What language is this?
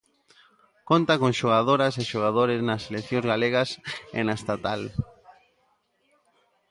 Galician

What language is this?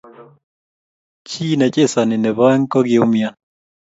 Kalenjin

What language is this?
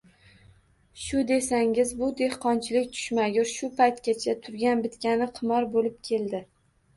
Uzbek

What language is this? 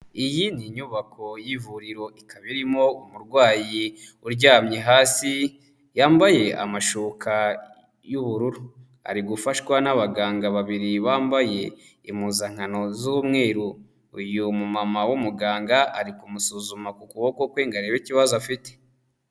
Kinyarwanda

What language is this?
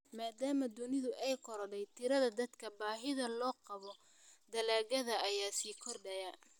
Somali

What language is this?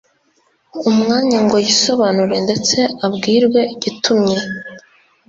Kinyarwanda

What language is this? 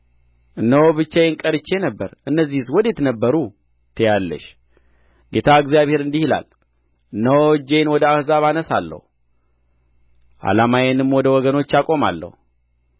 Amharic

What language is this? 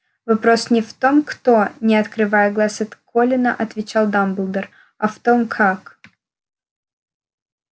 Russian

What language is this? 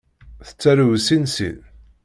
Kabyle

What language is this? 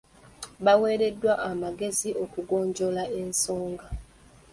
Ganda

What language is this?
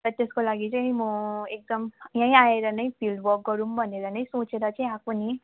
Nepali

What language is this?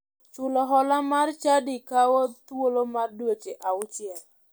Luo (Kenya and Tanzania)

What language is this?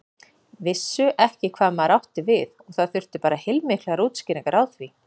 Icelandic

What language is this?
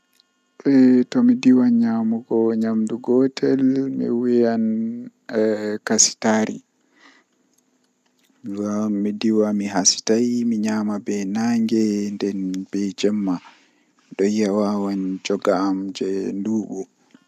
Western Niger Fulfulde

